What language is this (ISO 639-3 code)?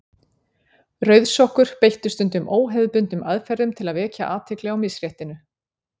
isl